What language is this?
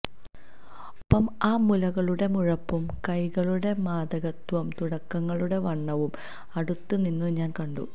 Malayalam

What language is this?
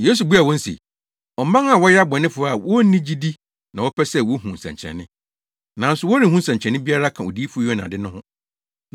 Akan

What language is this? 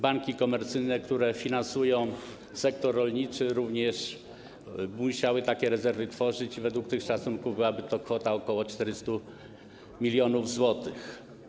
Polish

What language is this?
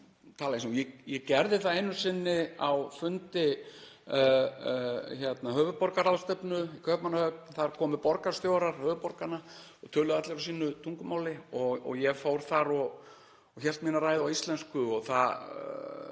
Icelandic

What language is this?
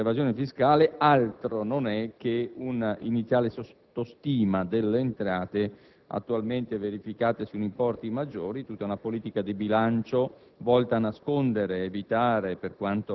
Italian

